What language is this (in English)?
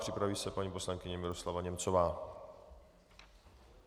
Czech